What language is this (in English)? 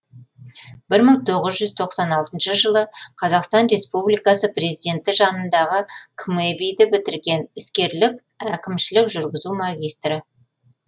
Kazakh